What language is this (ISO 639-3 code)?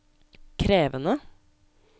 nor